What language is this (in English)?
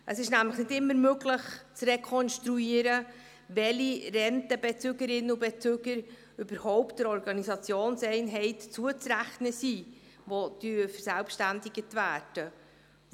Swiss German